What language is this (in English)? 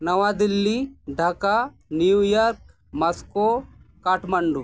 Santali